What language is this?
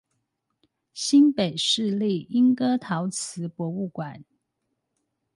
Chinese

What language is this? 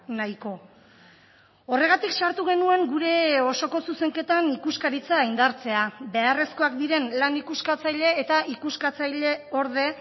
Basque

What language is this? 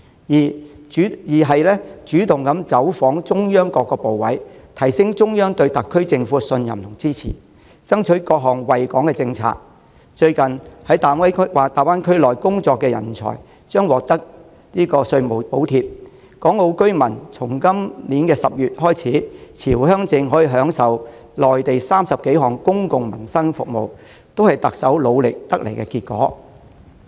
Cantonese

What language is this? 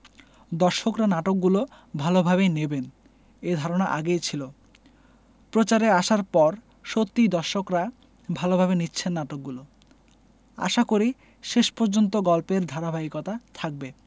Bangla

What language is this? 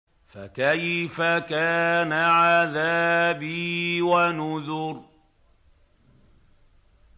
Arabic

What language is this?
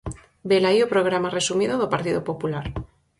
Galician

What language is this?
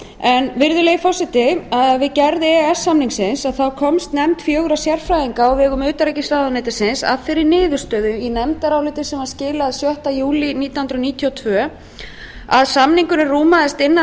Icelandic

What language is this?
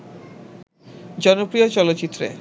Bangla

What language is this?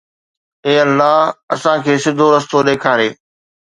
Sindhi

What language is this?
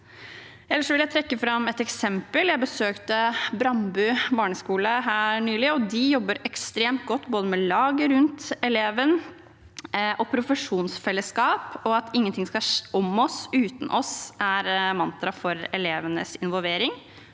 Norwegian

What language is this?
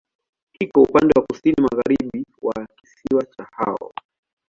Swahili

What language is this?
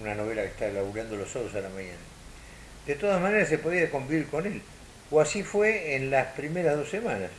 Spanish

